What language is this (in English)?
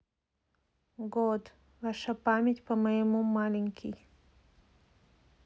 Russian